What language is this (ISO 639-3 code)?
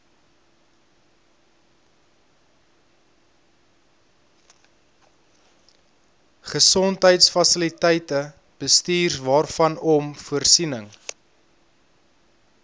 afr